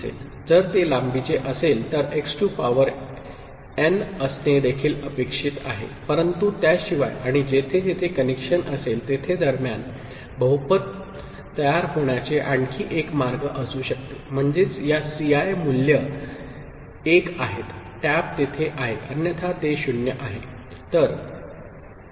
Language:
Marathi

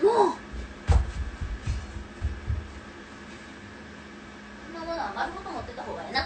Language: Japanese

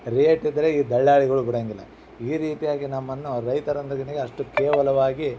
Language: Kannada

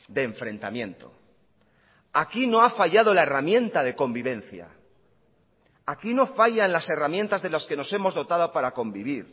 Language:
Spanish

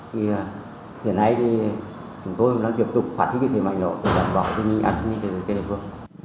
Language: Vietnamese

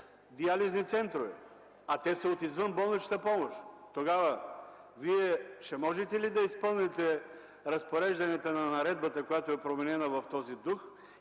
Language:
Bulgarian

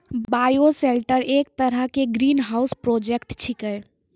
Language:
Maithili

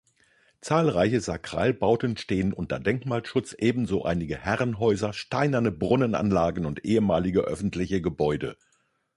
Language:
German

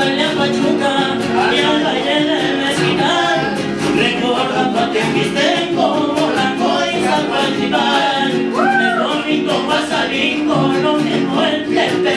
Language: Spanish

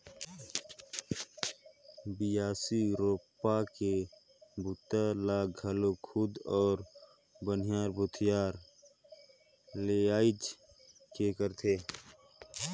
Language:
Chhattisgarhi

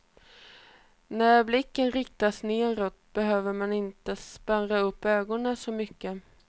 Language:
Swedish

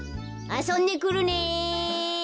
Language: Japanese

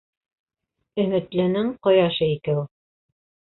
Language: Bashkir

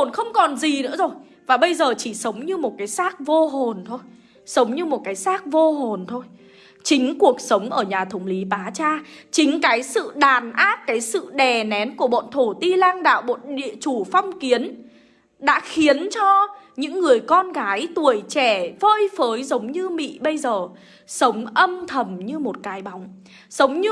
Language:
Vietnamese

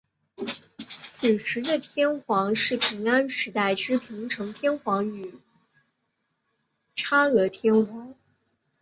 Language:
Chinese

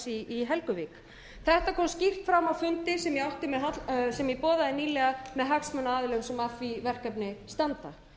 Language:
Icelandic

